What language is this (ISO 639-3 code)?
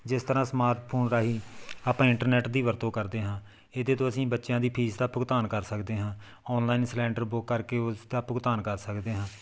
pan